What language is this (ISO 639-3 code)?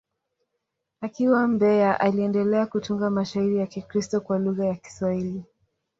swa